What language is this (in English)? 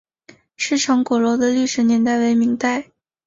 Chinese